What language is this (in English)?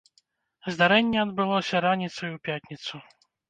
Belarusian